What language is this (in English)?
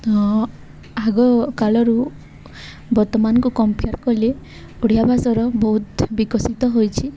Odia